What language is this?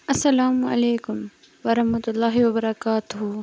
Kashmiri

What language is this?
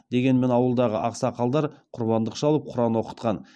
Kazakh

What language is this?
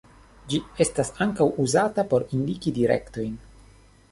Esperanto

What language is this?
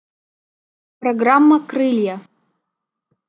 Russian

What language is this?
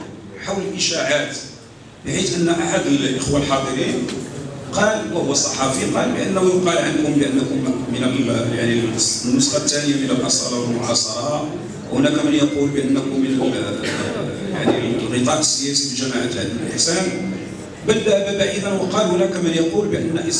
Arabic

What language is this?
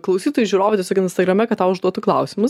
Lithuanian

